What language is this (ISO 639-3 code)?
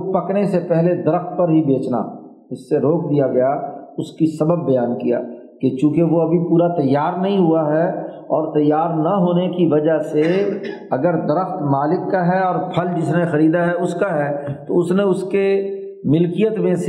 urd